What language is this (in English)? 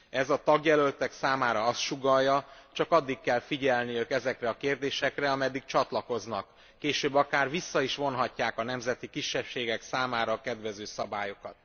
Hungarian